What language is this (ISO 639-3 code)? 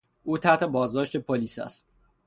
fas